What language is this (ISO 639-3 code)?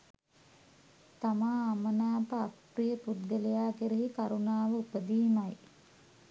sin